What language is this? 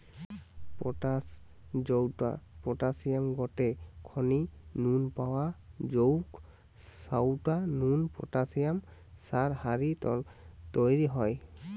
Bangla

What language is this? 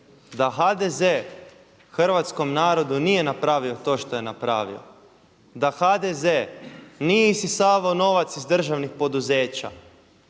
Croatian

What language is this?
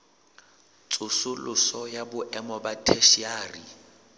Southern Sotho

